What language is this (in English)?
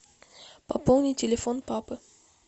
Russian